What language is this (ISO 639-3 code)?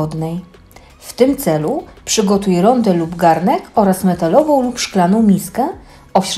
pol